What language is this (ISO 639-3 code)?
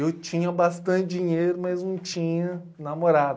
por